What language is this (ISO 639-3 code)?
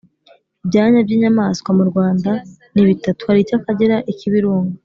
kin